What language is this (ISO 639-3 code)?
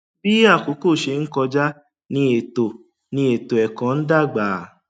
yor